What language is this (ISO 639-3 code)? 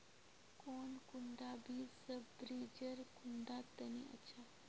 mag